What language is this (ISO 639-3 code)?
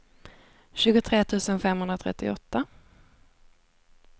swe